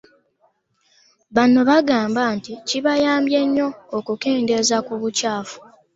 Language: Ganda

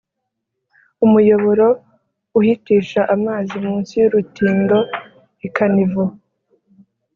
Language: Kinyarwanda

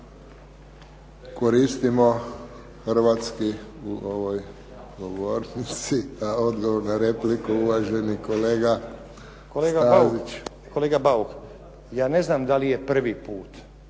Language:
Croatian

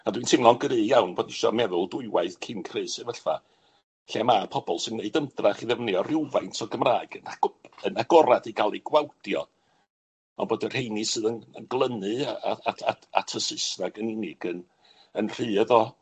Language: Welsh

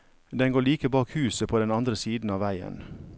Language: Norwegian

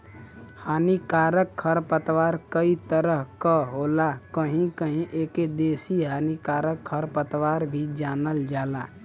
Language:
Bhojpuri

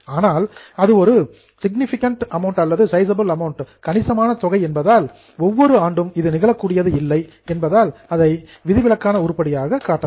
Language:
Tamil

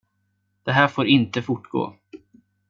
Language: Swedish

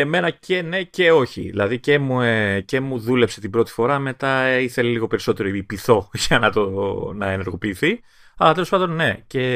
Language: Greek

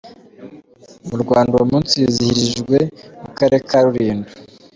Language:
Kinyarwanda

